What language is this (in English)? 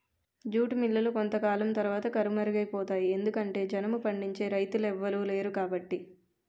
Telugu